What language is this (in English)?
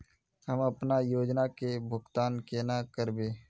Magahi